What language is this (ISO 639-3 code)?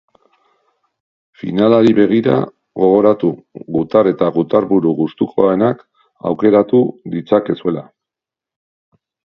eus